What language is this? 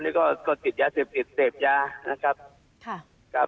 Thai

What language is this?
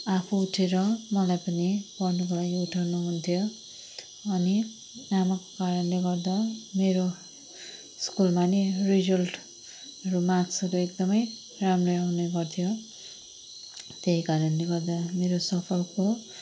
Nepali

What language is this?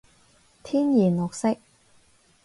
Cantonese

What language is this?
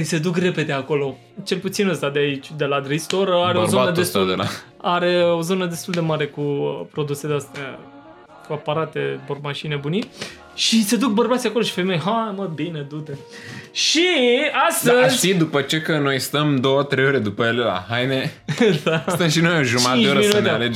Romanian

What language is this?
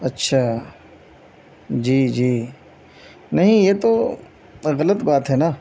Urdu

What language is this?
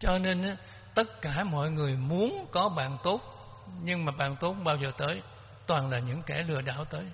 Vietnamese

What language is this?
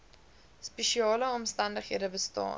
Afrikaans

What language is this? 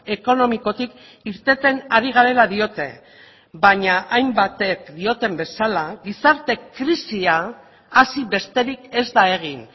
Basque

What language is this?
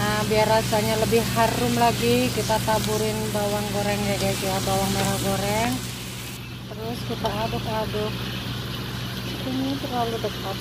Indonesian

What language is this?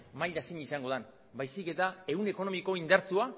Basque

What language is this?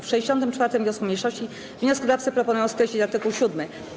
Polish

